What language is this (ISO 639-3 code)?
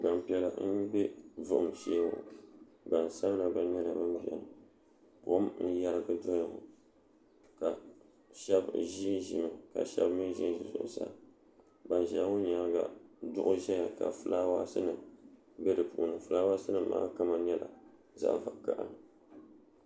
dag